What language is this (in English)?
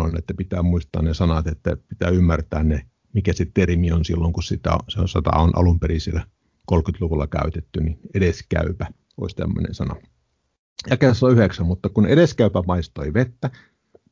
Finnish